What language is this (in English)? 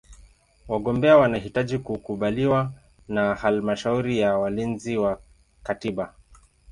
Swahili